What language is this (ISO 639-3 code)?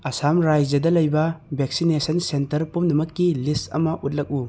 mni